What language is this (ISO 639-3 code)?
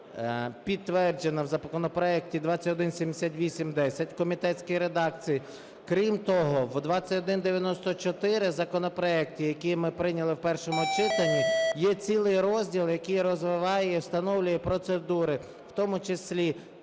ukr